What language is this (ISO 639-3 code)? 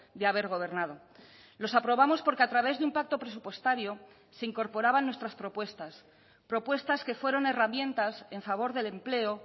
spa